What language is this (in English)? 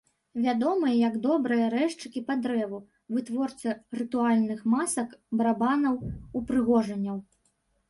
Belarusian